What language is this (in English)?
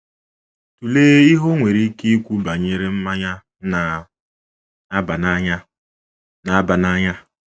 Igbo